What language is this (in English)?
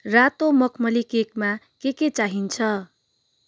Nepali